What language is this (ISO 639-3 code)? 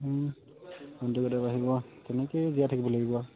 asm